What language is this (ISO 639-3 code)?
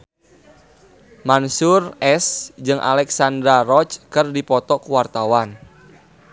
sun